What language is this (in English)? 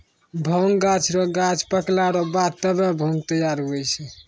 Maithili